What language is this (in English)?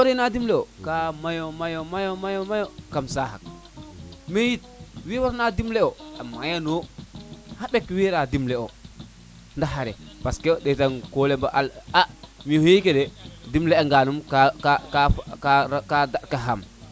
Serer